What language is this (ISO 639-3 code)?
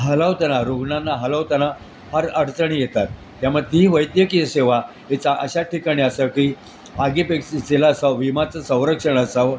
mar